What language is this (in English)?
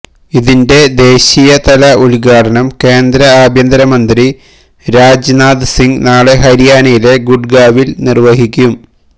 Malayalam